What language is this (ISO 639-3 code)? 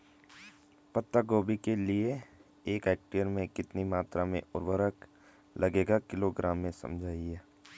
hin